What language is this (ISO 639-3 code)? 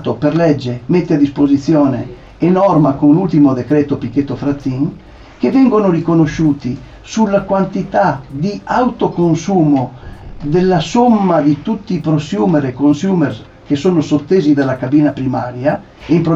ita